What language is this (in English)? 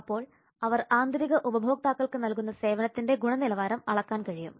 Malayalam